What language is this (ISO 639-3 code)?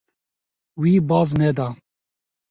kur